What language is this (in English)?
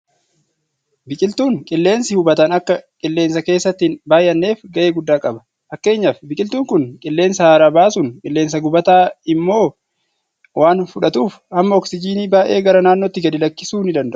Oromo